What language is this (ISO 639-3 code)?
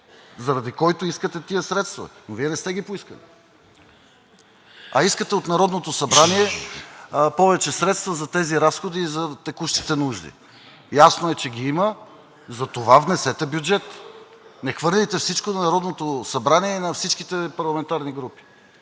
bul